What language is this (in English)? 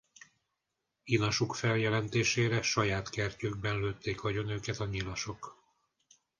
Hungarian